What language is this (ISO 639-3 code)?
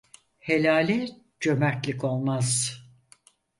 tur